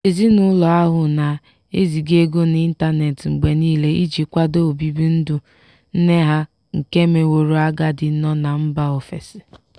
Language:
Igbo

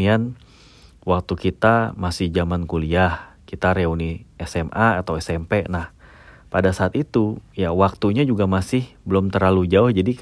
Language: Indonesian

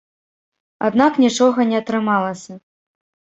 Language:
Belarusian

